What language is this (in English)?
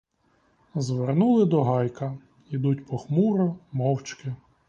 Ukrainian